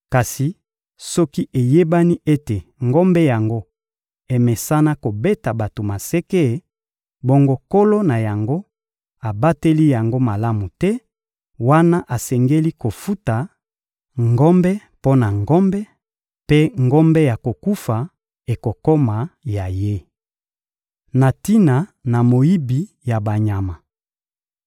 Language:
Lingala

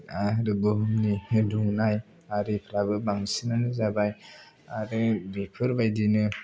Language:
Bodo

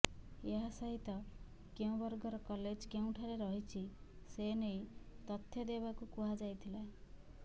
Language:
Odia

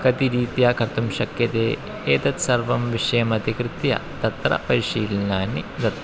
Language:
Sanskrit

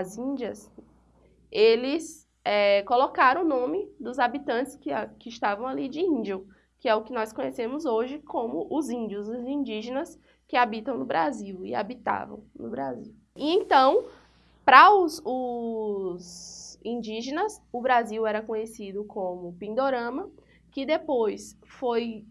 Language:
Portuguese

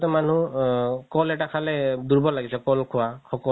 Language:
Assamese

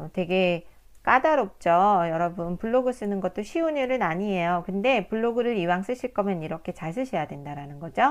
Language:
Korean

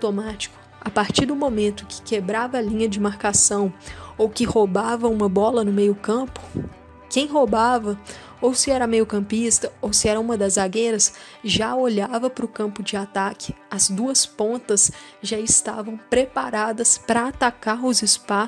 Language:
Portuguese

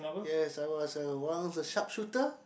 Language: English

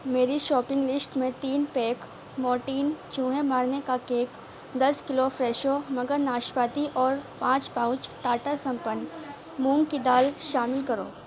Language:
Urdu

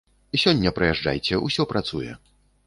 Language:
Belarusian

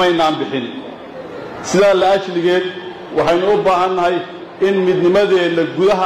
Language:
Arabic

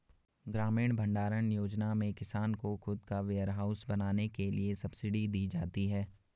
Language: Hindi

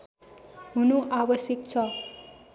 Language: Nepali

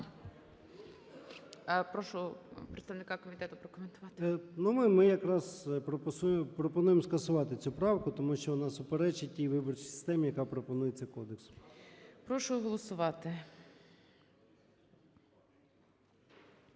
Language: Ukrainian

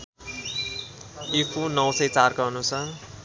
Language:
Nepali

